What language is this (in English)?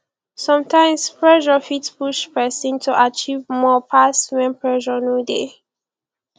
Nigerian Pidgin